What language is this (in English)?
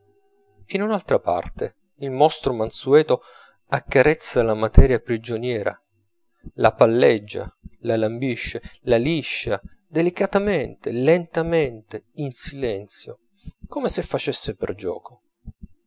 Italian